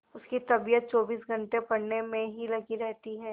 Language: Hindi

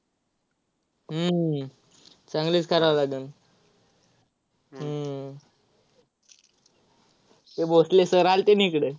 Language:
Marathi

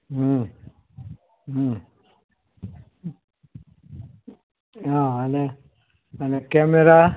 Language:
Gujarati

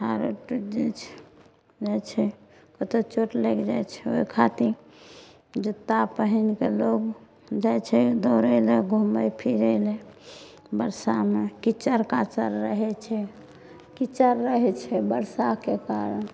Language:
Maithili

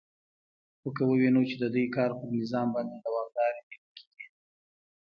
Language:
Pashto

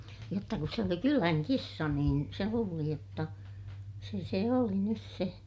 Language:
Finnish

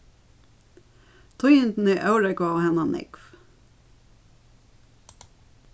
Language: Faroese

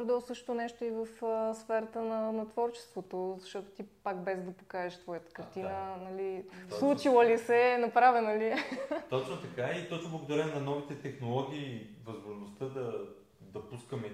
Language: Bulgarian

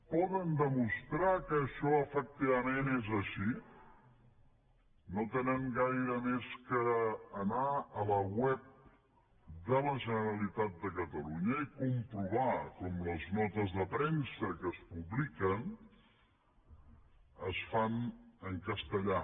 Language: Catalan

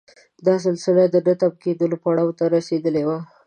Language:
Pashto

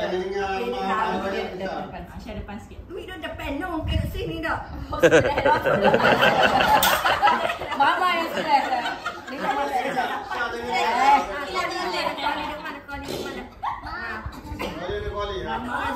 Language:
Malay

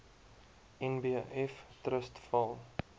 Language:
Afrikaans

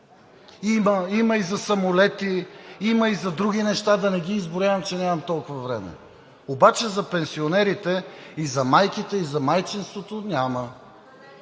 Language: Bulgarian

